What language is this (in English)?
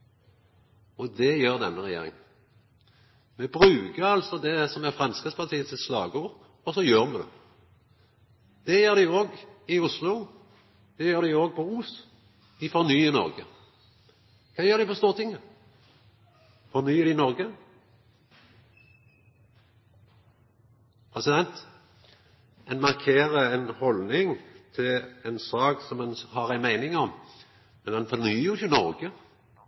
Norwegian Nynorsk